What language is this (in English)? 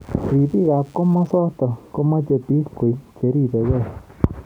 Kalenjin